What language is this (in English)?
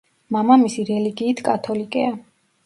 Georgian